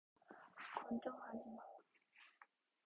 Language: Korean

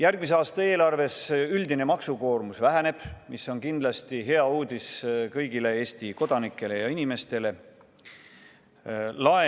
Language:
Estonian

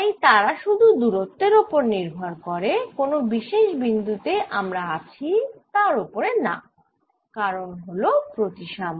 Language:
Bangla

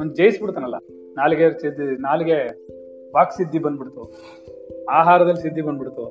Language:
Kannada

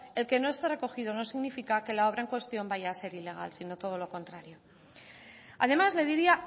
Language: Spanish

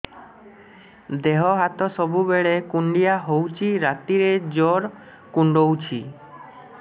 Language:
Odia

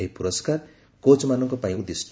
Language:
Odia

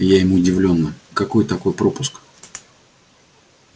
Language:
Russian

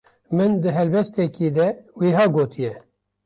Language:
Kurdish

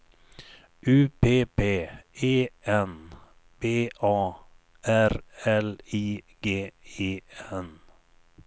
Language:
Swedish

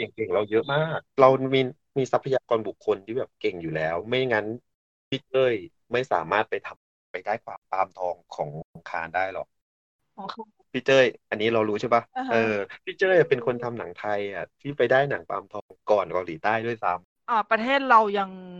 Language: Thai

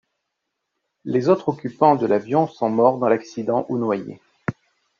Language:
French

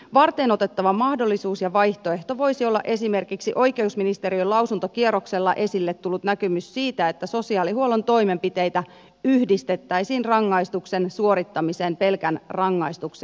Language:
Finnish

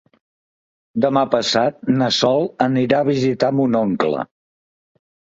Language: Catalan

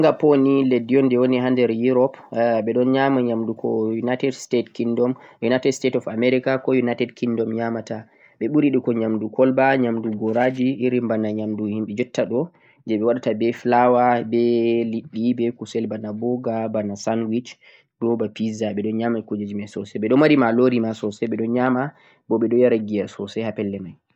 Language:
Central-Eastern Niger Fulfulde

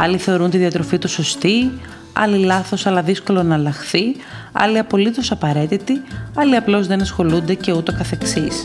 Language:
Greek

